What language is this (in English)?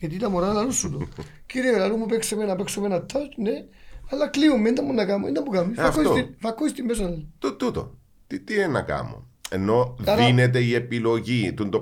Greek